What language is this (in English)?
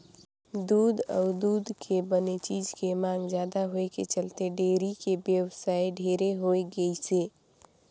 Chhattisgarhi